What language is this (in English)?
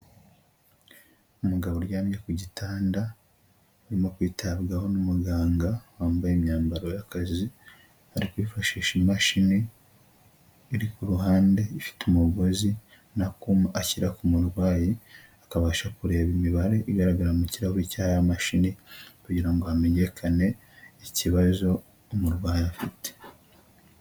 Kinyarwanda